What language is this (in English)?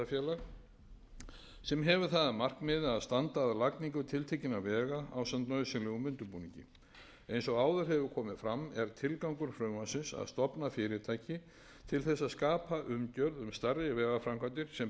Icelandic